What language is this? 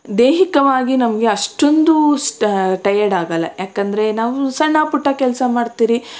Kannada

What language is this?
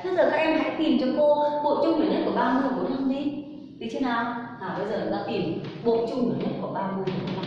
Vietnamese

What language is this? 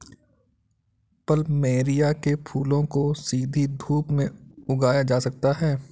Hindi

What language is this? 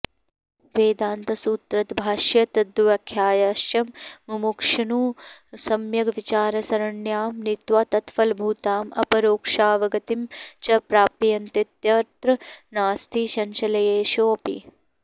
Sanskrit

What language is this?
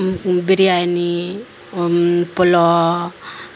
Urdu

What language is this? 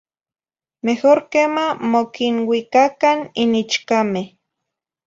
Zacatlán-Ahuacatlán-Tepetzintla Nahuatl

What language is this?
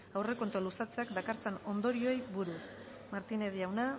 Basque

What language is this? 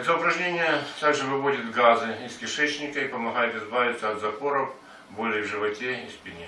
Russian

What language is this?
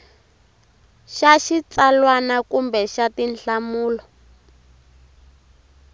Tsonga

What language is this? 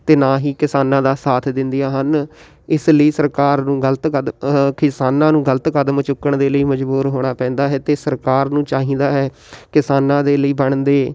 Punjabi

